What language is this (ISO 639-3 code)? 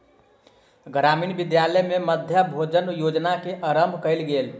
mai